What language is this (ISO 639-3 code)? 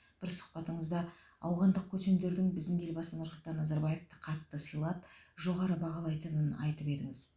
kaz